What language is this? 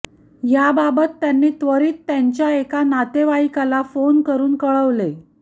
Marathi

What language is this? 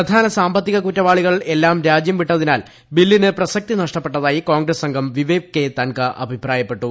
Malayalam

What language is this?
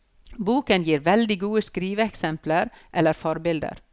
Norwegian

